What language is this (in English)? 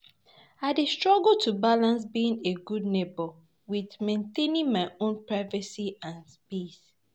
Nigerian Pidgin